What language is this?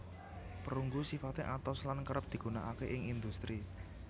Javanese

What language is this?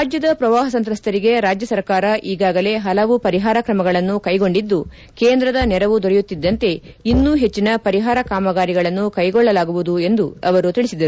Kannada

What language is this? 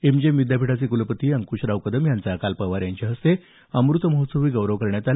Marathi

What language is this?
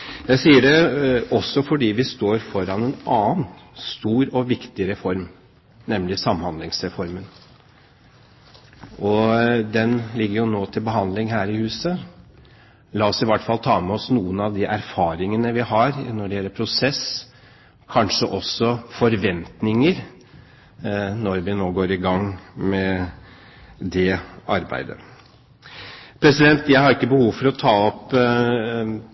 Norwegian Bokmål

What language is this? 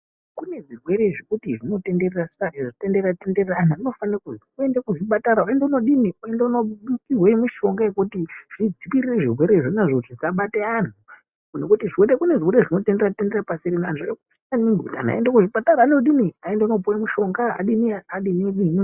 Ndau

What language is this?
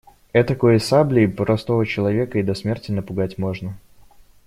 Russian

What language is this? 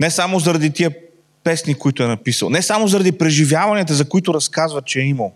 Bulgarian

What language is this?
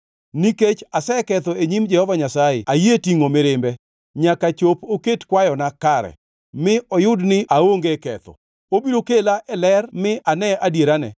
Luo (Kenya and Tanzania)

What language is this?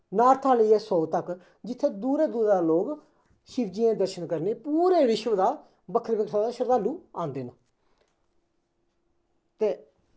Dogri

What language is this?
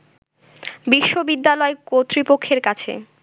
Bangla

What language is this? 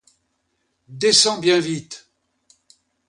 French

